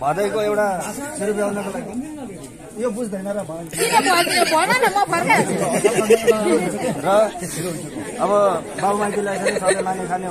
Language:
Arabic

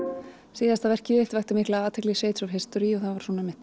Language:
Icelandic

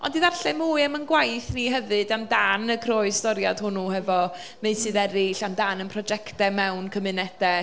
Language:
Welsh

